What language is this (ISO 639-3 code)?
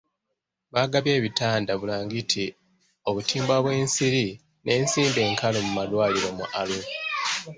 lug